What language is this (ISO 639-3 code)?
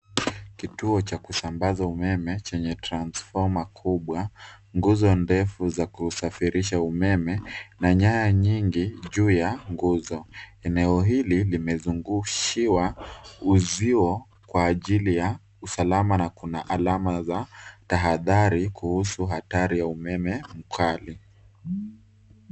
swa